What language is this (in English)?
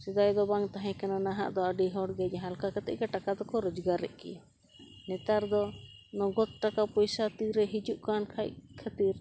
Santali